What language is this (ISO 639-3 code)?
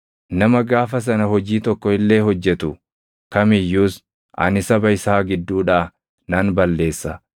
orm